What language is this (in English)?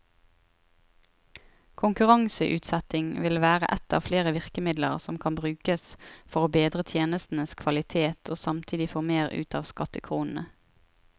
Norwegian